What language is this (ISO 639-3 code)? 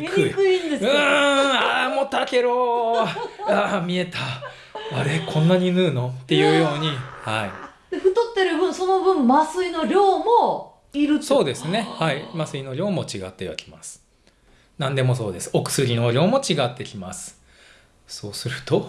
jpn